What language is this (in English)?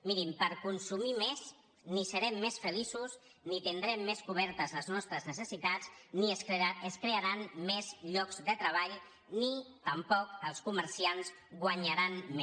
Catalan